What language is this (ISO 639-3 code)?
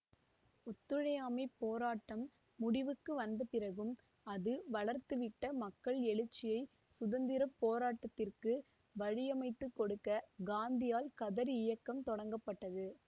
tam